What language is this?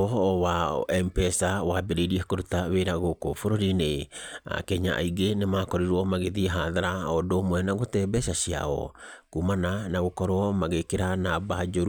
Kikuyu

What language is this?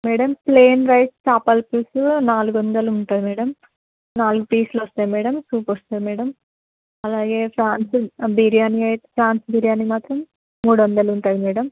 Telugu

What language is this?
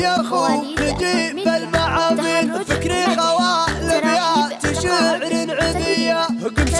Arabic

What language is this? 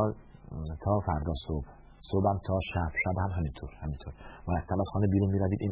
Persian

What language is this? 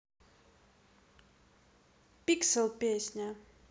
Russian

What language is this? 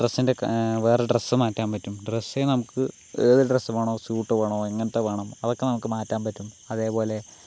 Malayalam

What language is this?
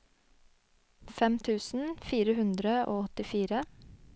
Norwegian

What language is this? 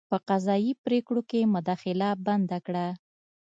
Pashto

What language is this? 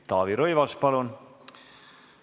Estonian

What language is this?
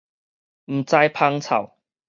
Min Nan Chinese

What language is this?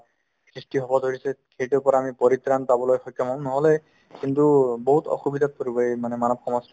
Assamese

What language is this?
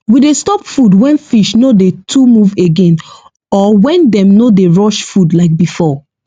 Nigerian Pidgin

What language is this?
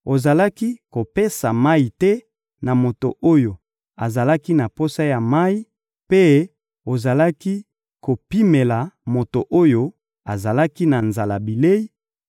Lingala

